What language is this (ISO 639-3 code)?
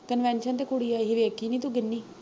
pan